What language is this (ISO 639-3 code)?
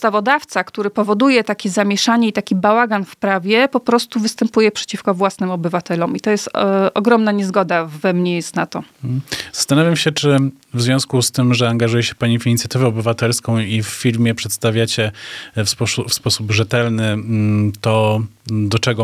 pol